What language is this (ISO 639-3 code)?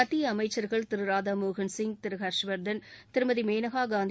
tam